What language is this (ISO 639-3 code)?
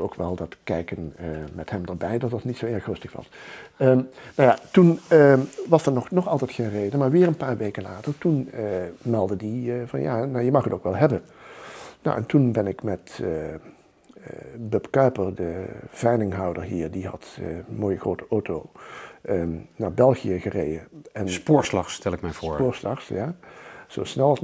nld